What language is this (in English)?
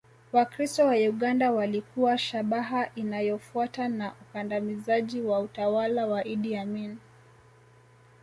Swahili